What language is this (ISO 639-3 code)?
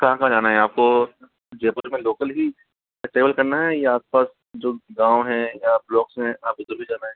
hin